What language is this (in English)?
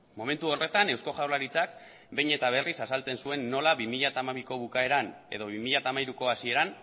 Basque